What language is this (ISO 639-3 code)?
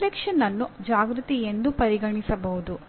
kan